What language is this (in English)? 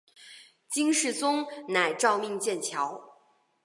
Chinese